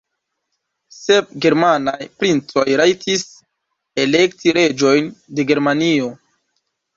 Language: Esperanto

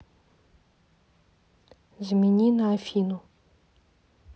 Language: Russian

